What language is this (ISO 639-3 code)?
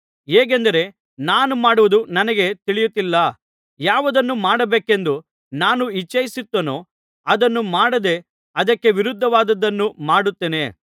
kan